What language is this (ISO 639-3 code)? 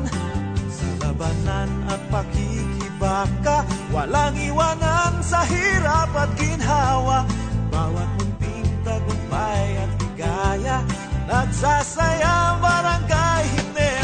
fil